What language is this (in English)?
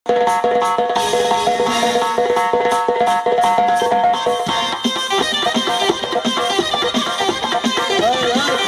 Russian